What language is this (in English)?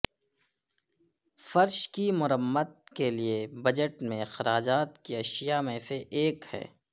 Urdu